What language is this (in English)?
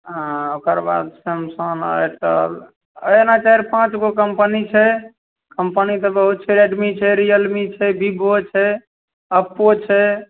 Maithili